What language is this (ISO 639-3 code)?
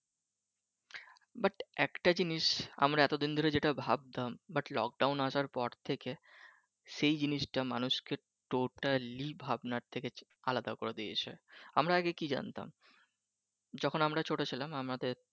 ben